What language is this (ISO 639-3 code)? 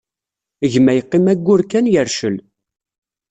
kab